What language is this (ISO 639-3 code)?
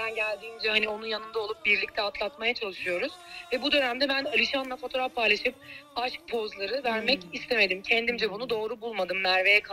tur